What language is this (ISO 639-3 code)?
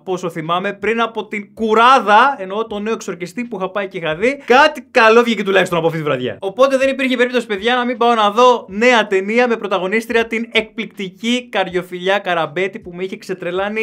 ell